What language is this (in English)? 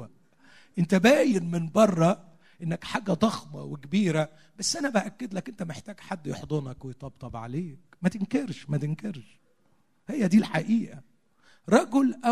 Arabic